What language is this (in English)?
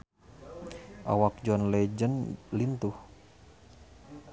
Sundanese